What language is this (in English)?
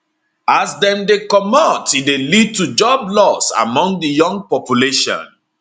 Nigerian Pidgin